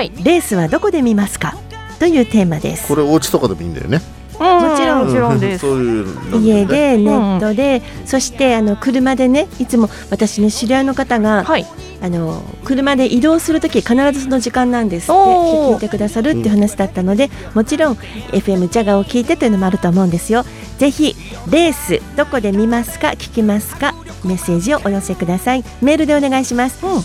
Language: Japanese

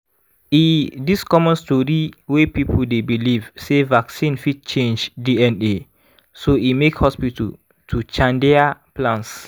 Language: Nigerian Pidgin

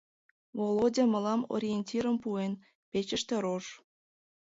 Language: Mari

